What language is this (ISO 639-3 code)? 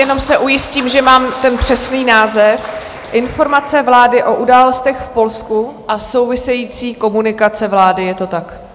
ces